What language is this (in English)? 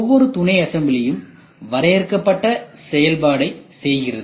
Tamil